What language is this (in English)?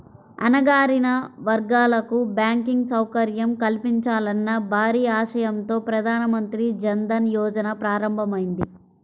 Telugu